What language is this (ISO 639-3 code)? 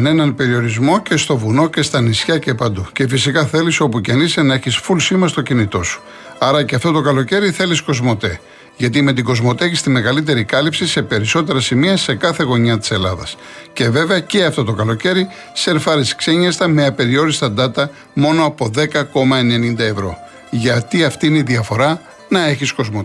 ell